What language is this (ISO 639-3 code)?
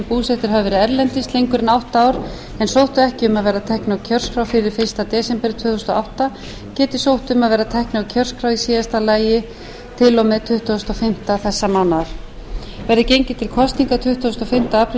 isl